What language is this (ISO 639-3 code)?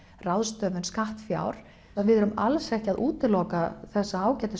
isl